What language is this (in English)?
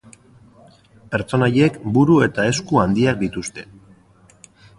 Basque